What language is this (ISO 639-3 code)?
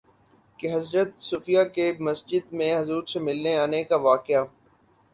urd